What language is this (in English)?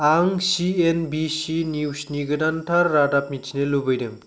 Bodo